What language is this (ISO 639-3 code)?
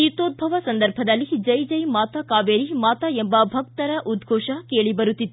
kan